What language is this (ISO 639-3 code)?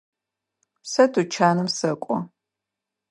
ady